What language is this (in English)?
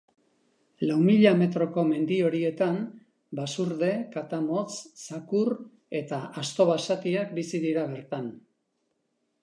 Basque